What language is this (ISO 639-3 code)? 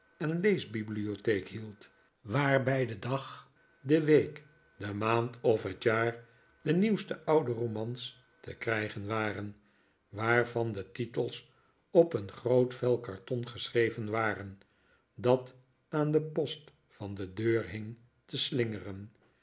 nld